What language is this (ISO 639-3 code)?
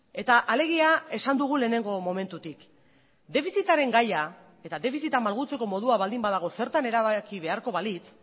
eus